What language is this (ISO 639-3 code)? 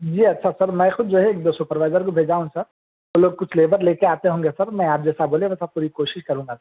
urd